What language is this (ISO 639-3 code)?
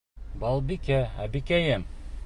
bak